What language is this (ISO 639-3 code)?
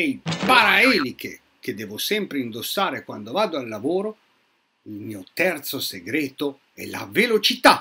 ita